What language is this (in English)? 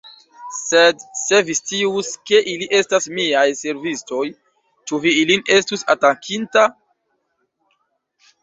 Esperanto